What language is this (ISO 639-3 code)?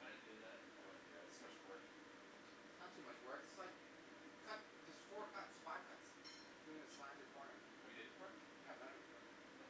eng